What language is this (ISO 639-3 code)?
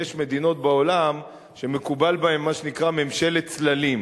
heb